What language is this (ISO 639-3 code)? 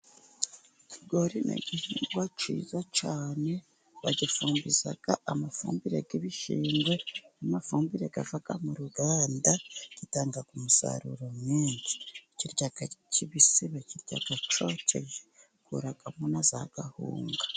kin